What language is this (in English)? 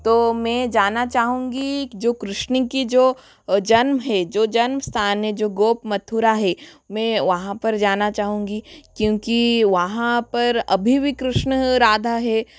Hindi